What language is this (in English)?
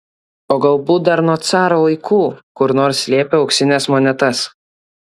Lithuanian